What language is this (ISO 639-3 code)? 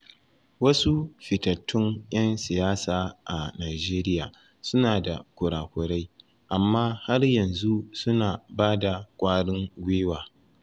hau